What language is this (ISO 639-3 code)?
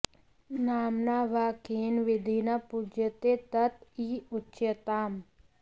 san